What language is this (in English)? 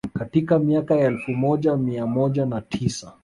Swahili